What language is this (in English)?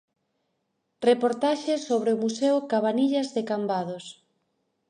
Galician